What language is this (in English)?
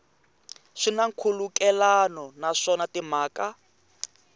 Tsonga